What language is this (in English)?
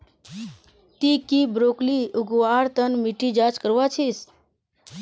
Magahi